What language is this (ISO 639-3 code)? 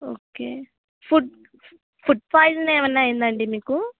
tel